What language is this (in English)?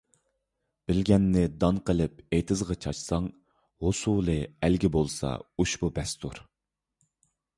Uyghur